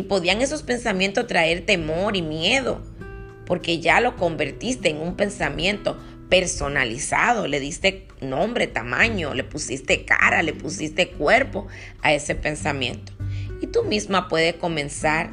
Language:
Spanish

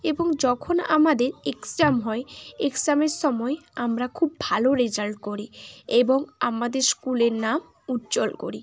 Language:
Bangla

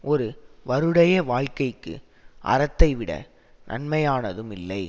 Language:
Tamil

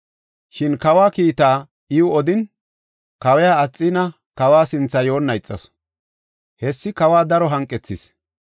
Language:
Gofa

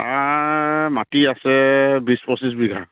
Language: Assamese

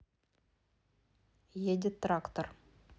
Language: Russian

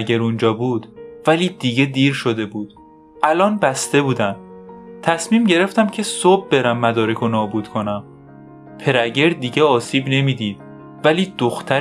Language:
Persian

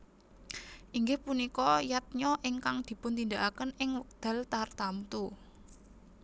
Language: Javanese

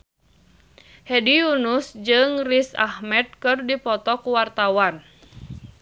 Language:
Sundanese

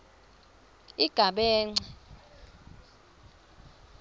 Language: Swati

